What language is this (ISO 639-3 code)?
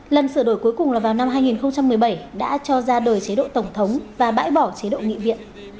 vie